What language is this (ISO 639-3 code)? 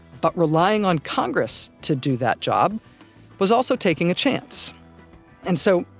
eng